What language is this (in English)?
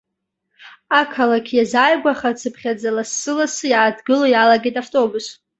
Abkhazian